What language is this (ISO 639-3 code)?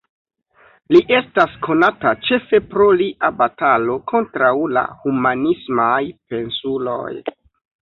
epo